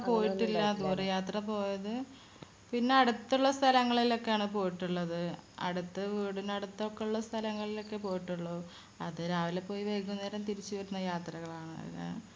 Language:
Malayalam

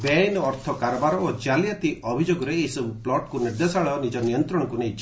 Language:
Odia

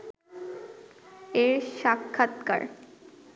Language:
Bangla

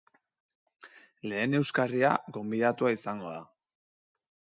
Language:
Basque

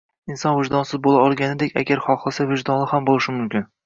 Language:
Uzbek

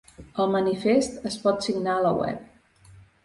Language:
Catalan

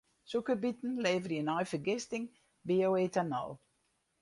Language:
Western Frisian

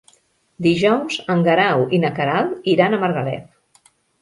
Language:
Catalan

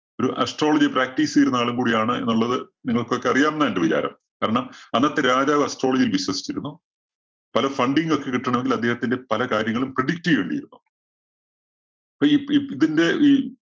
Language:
Malayalam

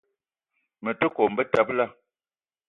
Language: Eton (Cameroon)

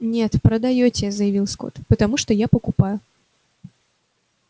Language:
Russian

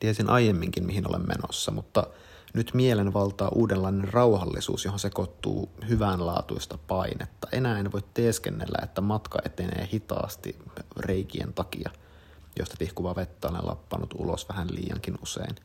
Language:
Finnish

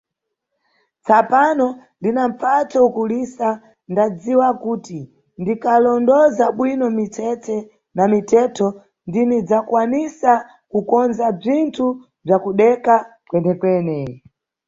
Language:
Nyungwe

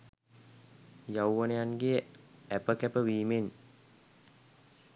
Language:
Sinhala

